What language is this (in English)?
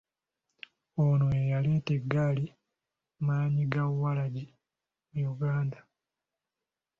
Ganda